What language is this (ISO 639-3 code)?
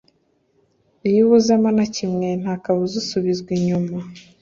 kin